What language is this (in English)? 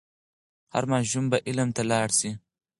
Pashto